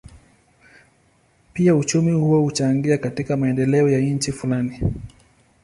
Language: Swahili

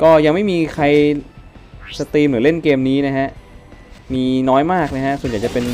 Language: Thai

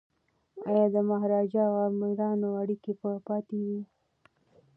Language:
Pashto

